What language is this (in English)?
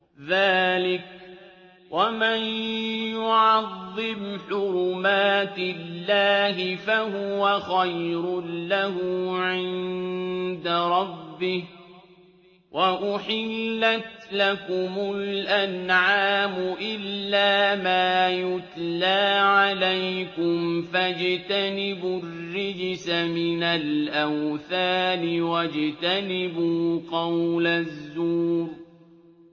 Arabic